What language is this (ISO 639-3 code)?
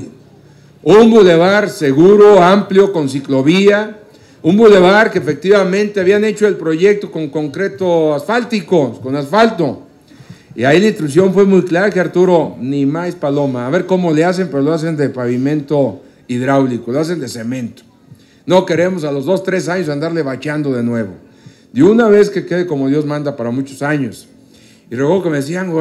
spa